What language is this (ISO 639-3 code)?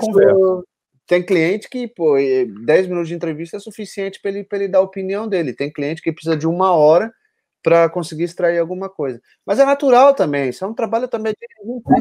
por